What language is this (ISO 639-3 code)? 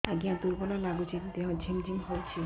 ori